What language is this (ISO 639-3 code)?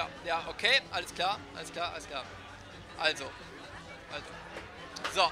deu